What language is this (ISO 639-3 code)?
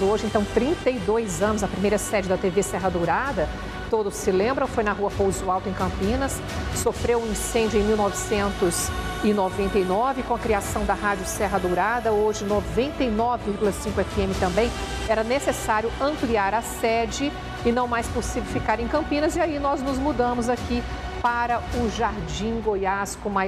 por